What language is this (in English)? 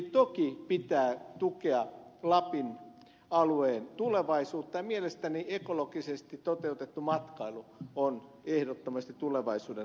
Finnish